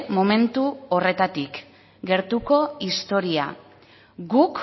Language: Basque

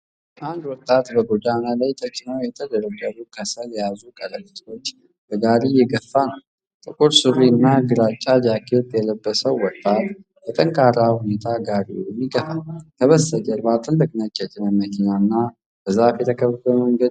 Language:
Amharic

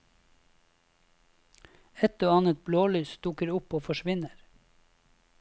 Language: Norwegian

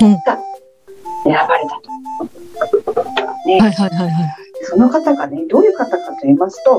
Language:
Japanese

